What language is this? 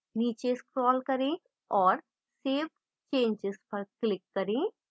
Hindi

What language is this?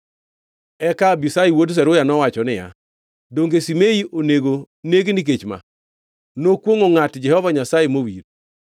Luo (Kenya and Tanzania)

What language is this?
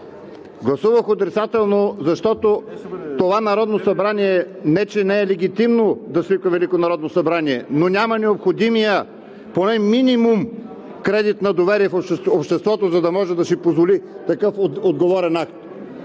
Bulgarian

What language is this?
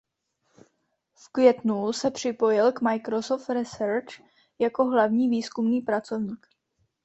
Czech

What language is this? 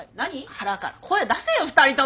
Japanese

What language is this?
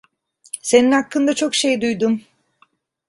Turkish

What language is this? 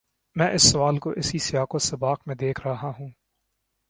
Urdu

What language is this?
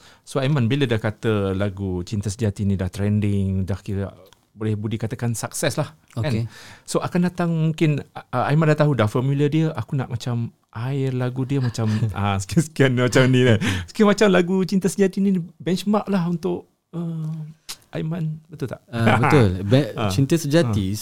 Malay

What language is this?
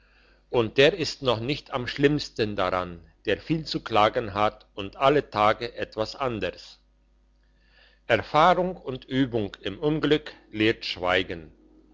German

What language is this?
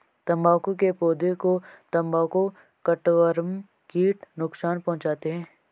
Hindi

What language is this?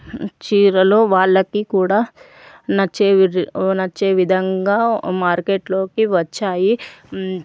Telugu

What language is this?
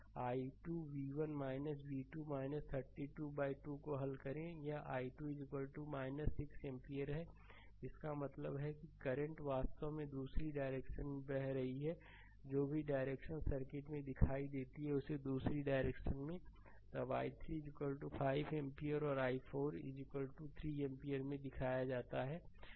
Hindi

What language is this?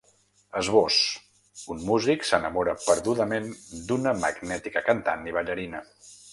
Catalan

